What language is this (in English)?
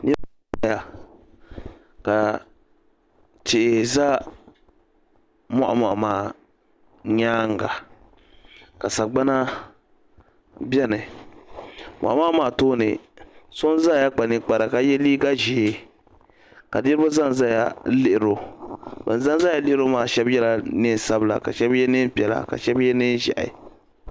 Dagbani